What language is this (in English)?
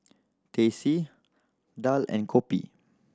English